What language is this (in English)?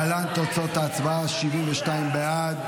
Hebrew